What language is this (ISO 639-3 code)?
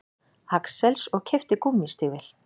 isl